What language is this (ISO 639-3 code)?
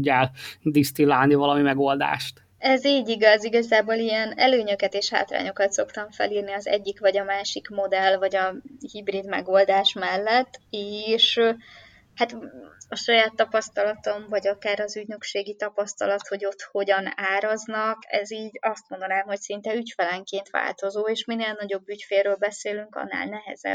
hun